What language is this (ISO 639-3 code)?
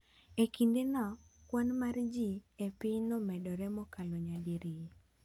luo